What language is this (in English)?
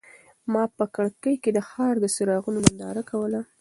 Pashto